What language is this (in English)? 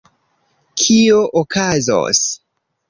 Esperanto